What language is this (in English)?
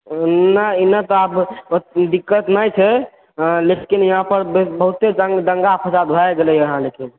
Maithili